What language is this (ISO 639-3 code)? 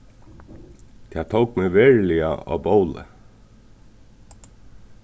fao